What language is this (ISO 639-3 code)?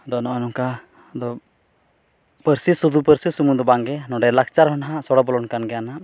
sat